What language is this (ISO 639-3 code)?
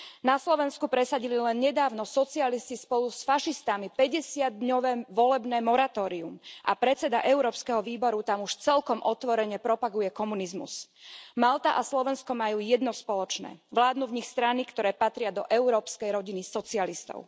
slk